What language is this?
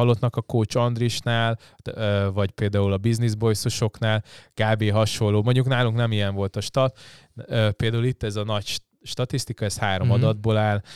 Hungarian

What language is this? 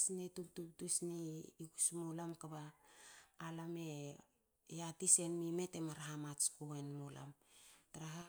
Hakö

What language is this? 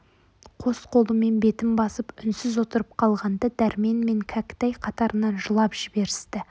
Kazakh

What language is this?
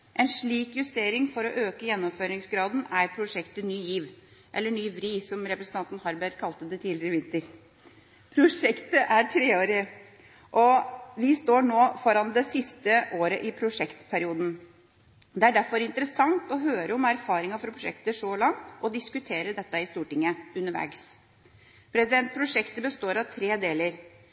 Norwegian Bokmål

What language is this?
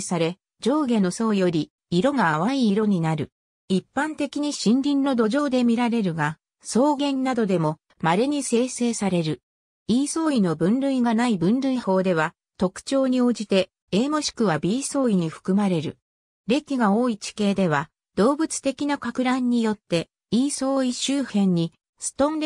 Japanese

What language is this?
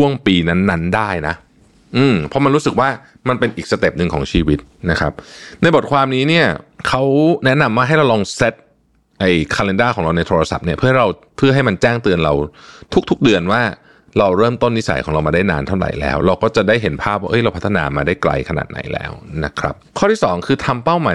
Thai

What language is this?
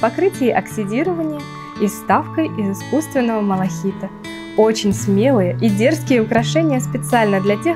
Russian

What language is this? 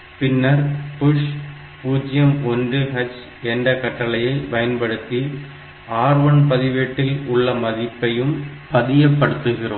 Tamil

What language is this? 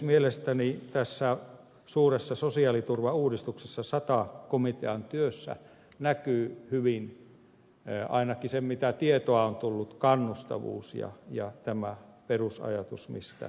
Finnish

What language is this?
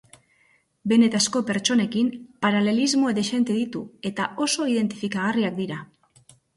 Basque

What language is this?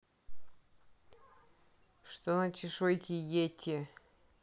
Russian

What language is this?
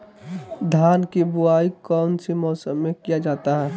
Magahi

